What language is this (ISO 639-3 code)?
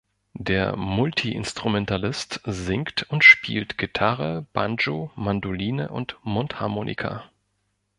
deu